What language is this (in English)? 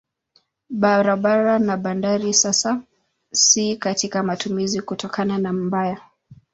Swahili